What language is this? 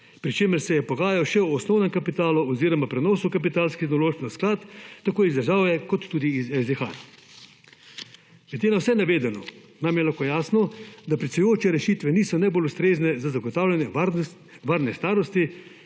Slovenian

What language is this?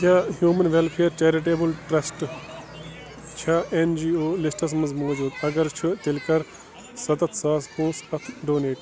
Kashmiri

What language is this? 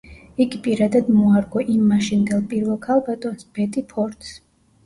Georgian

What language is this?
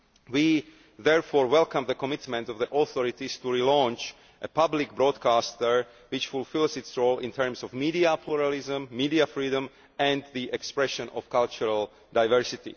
English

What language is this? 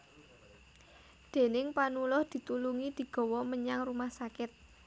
Javanese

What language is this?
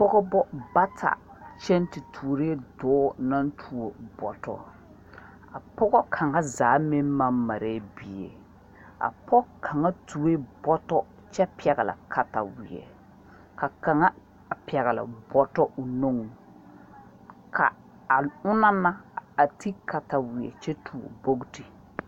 Southern Dagaare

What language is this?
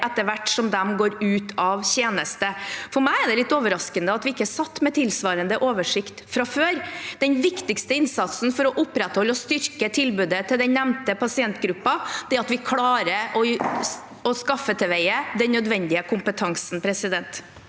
Norwegian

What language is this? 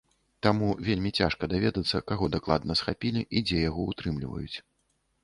Belarusian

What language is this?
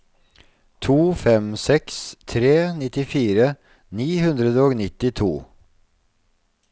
Norwegian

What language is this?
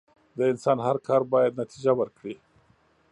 Pashto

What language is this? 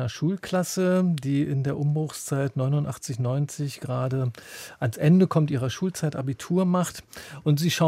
German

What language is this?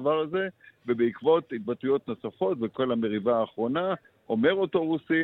Hebrew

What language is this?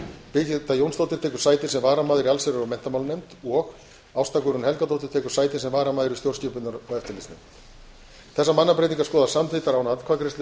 Icelandic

